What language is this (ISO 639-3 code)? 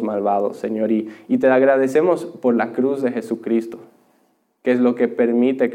spa